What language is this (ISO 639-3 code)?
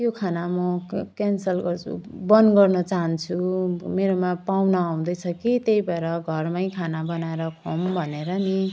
nep